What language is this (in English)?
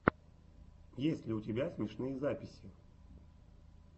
Russian